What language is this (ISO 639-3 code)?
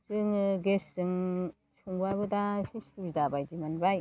brx